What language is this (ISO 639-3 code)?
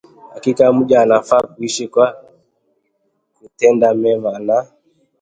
swa